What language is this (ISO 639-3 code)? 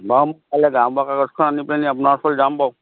asm